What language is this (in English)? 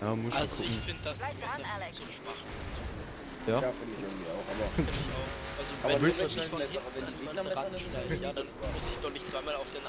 German